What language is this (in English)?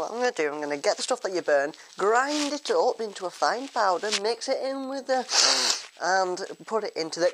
English